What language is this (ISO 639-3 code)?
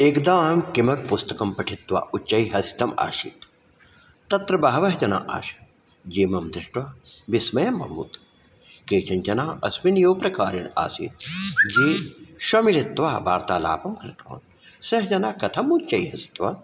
san